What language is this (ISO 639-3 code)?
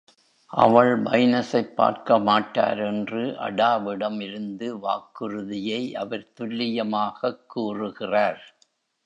tam